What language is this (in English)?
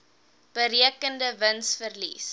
Afrikaans